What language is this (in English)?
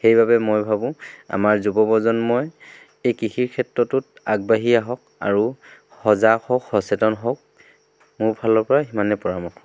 Assamese